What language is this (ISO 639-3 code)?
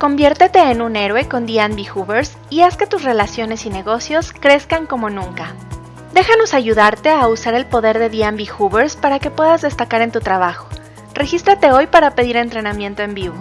spa